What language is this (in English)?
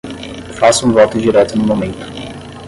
Portuguese